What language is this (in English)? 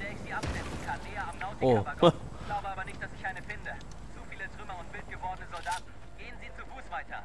German